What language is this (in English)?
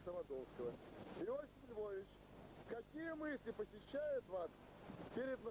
Russian